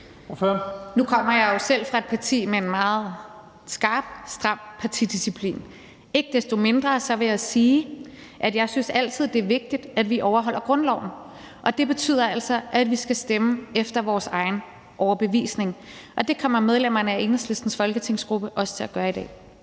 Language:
Danish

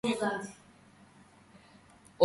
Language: Georgian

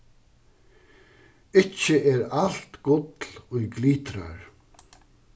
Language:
Faroese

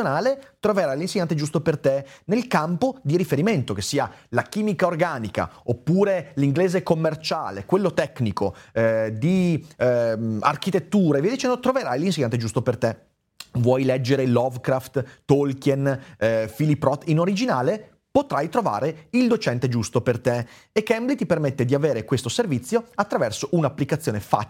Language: Italian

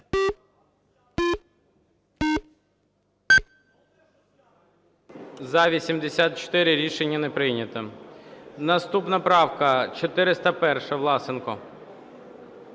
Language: Ukrainian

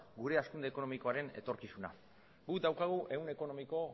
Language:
Basque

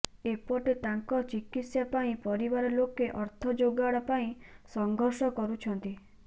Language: Odia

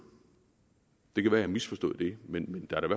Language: Danish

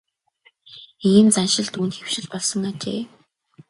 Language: Mongolian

